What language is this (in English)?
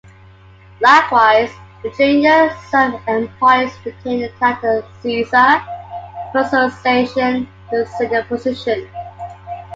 English